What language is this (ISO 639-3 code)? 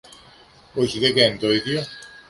ell